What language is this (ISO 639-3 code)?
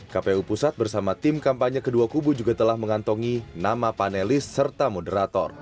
ind